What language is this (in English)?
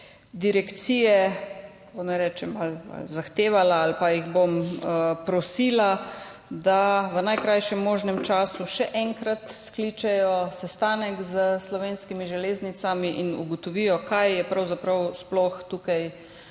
Slovenian